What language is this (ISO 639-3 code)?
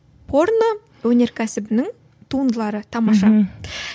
kaz